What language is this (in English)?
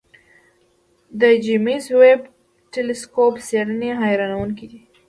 Pashto